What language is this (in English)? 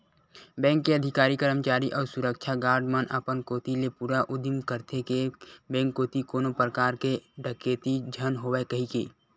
Chhattisgarhi